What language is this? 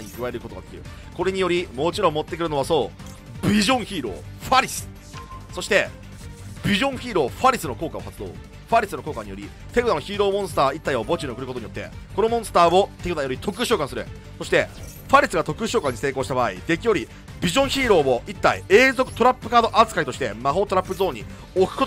Japanese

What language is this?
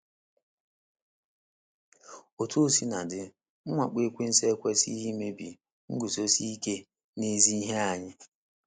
Igbo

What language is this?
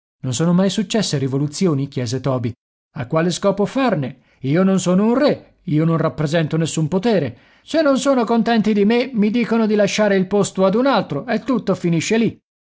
Italian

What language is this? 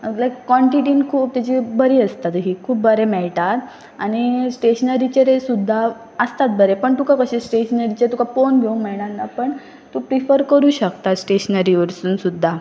Konkani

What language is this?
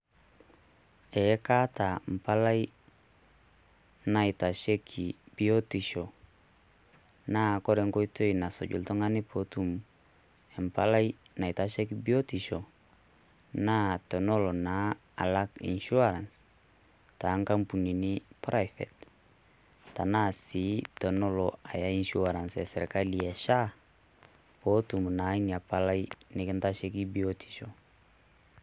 Masai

